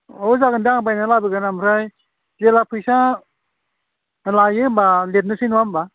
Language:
Bodo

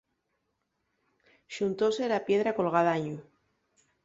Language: Asturian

